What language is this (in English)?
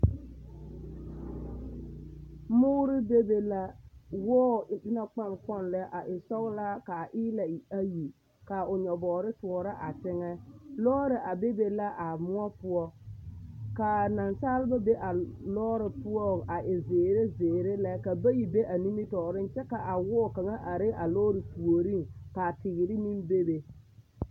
Southern Dagaare